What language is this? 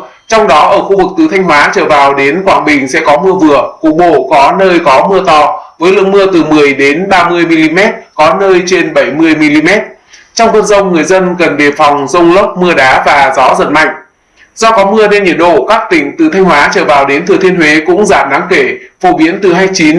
Vietnamese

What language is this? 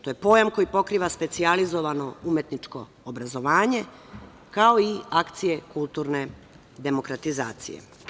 Serbian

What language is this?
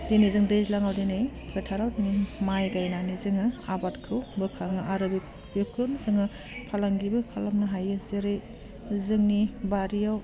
Bodo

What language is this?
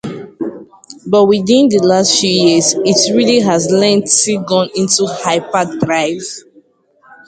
Igbo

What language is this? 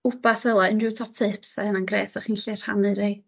Welsh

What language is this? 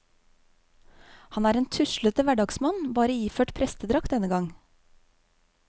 Norwegian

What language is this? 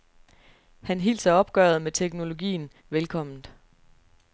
Danish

